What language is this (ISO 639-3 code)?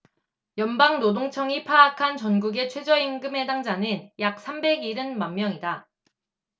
kor